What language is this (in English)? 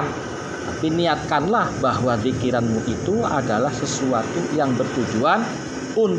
Indonesian